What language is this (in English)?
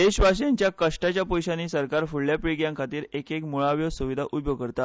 Konkani